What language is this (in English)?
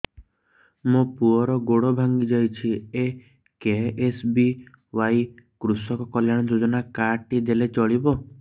Odia